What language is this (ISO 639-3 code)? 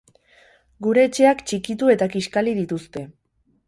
eus